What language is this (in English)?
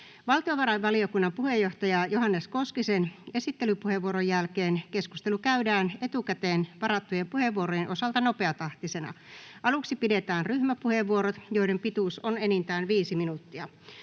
Finnish